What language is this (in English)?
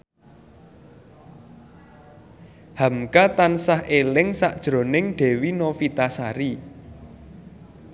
Javanese